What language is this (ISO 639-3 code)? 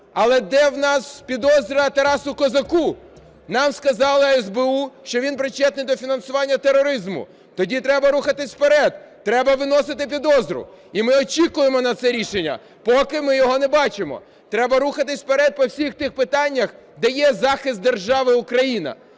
ukr